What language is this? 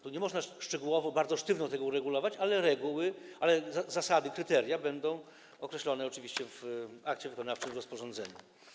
Polish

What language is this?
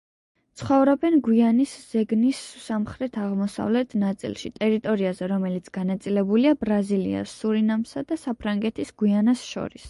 Georgian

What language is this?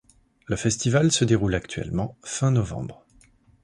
French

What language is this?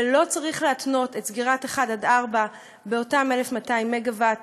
Hebrew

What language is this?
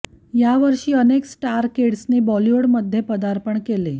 Marathi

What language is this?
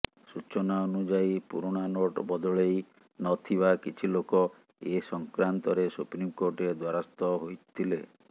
Odia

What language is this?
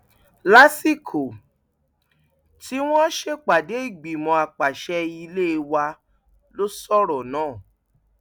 Yoruba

